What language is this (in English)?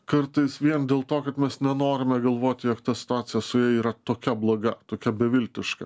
Lithuanian